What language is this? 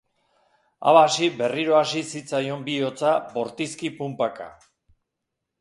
Basque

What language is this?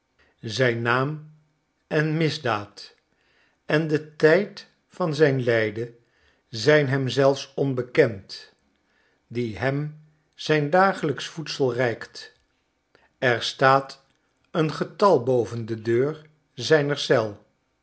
Dutch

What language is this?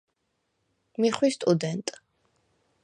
Svan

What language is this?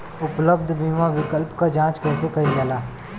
Bhojpuri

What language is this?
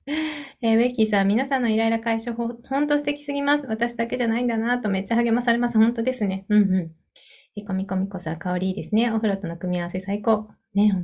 Japanese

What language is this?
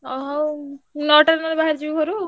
Odia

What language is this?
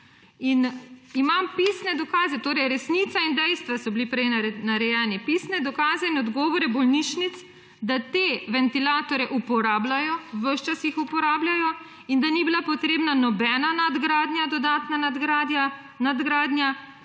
Slovenian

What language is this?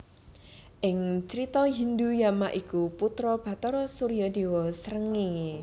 Javanese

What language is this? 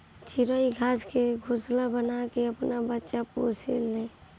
Bhojpuri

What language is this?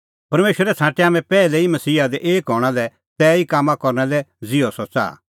Kullu Pahari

